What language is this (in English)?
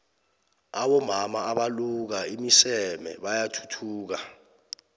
South Ndebele